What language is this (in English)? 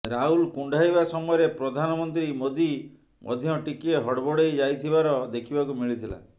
Odia